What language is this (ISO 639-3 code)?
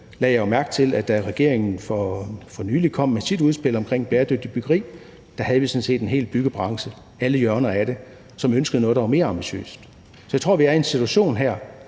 dan